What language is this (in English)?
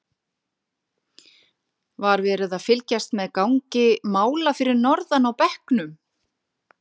Icelandic